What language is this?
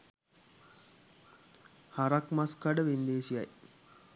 Sinhala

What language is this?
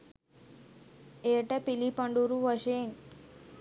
Sinhala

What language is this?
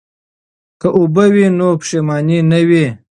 Pashto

